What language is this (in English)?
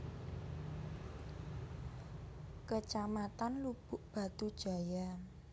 Javanese